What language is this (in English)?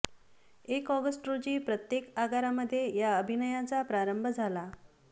Marathi